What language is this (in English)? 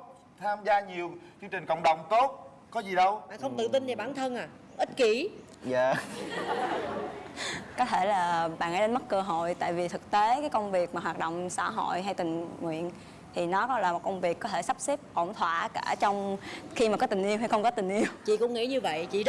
Vietnamese